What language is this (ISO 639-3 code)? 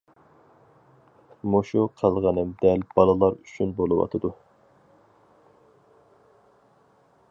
uig